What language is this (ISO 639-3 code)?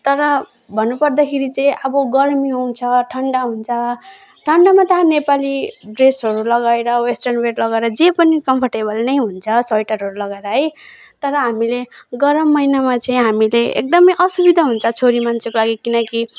nep